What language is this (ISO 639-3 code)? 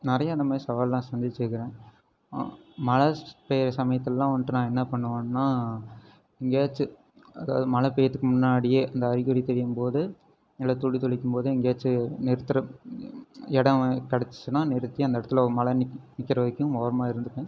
tam